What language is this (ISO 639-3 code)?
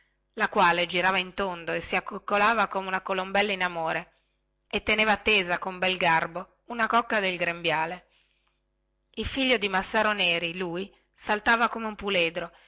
ita